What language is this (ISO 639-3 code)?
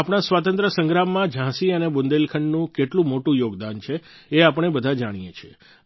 guj